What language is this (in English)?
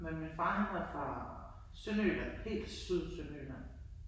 Danish